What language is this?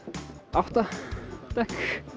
Icelandic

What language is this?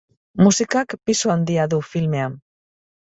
Basque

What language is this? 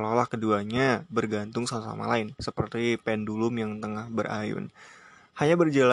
Indonesian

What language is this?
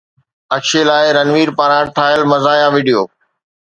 Sindhi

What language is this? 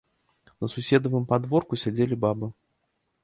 Belarusian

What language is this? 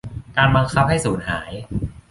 Thai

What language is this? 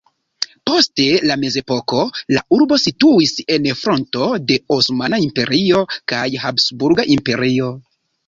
Esperanto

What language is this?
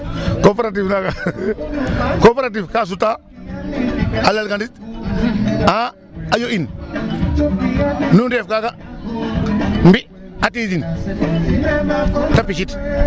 Serer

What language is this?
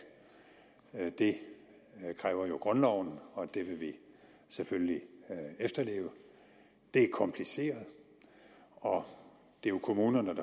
Danish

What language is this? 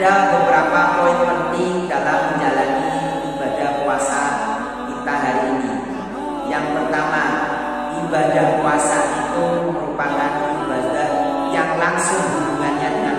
Indonesian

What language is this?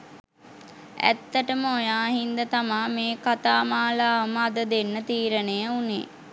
Sinhala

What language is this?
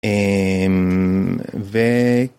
Hebrew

